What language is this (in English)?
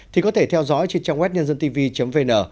Vietnamese